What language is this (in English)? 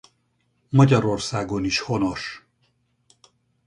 Hungarian